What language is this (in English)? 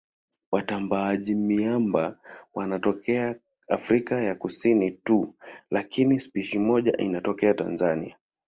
Swahili